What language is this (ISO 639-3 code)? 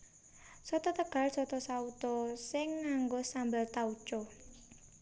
jav